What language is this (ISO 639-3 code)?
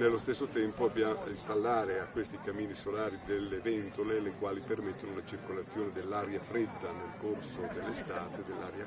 ita